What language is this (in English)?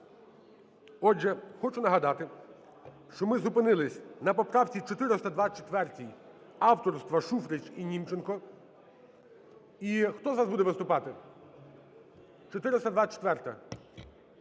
Ukrainian